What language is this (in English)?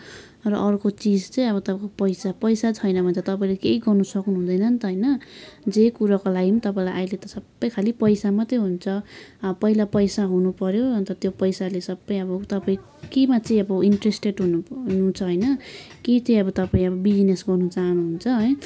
Nepali